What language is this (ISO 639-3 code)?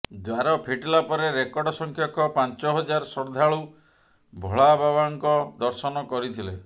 ori